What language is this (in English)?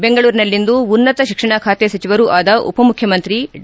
Kannada